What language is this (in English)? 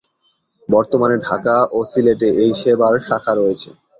Bangla